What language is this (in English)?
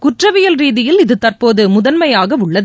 Tamil